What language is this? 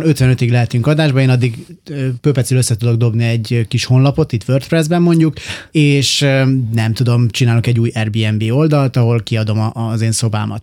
Hungarian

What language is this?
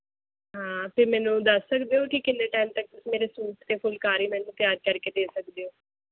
Punjabi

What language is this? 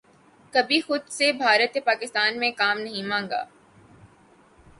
Urdu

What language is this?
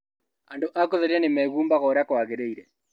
Kikuyu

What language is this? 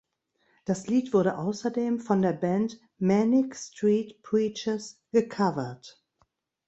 German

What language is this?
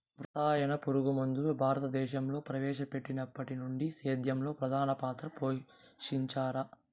Telugu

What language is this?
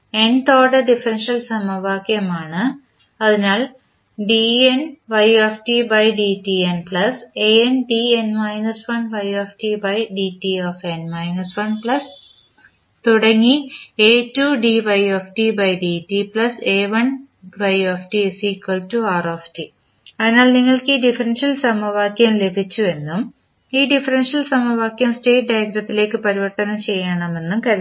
Malayalam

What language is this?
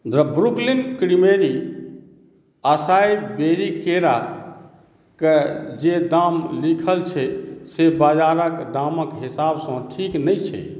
Maithili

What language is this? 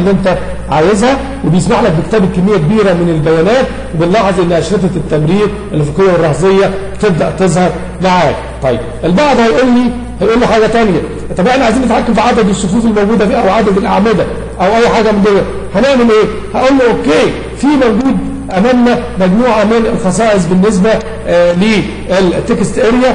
Arabic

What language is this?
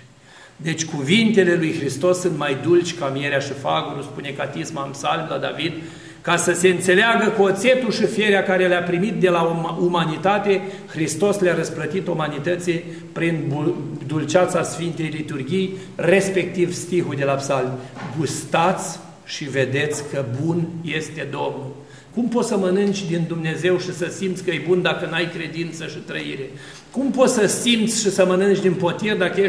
Romanian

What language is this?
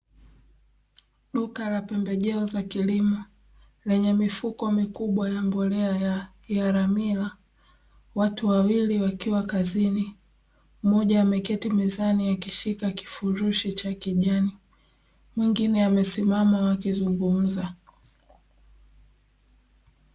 Swahili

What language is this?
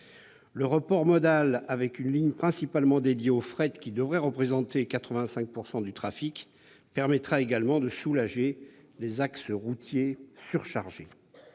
French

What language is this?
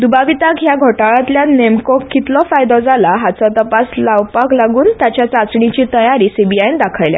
Konkani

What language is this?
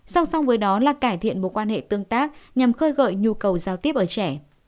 Vietnamese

